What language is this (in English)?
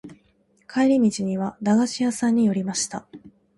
Japanese